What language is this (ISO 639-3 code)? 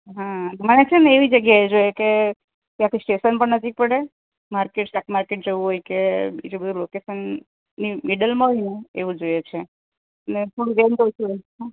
guj